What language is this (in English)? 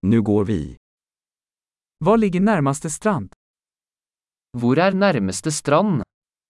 Swedish